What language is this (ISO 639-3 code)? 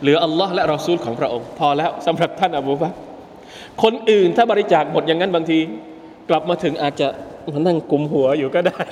tha